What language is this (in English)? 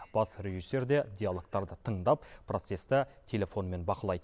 Kazakh